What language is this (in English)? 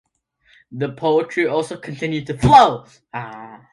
English